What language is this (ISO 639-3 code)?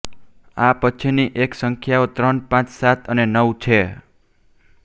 guj